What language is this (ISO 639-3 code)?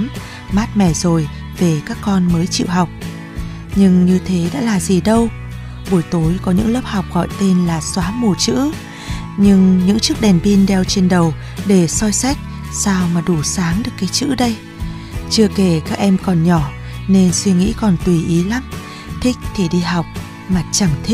vie